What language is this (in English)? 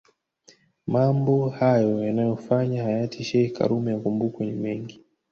Swahili